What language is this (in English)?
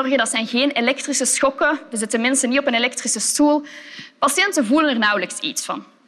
Dutch